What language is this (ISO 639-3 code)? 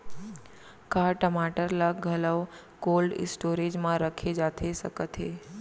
hne